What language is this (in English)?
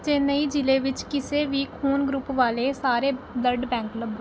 Punjabi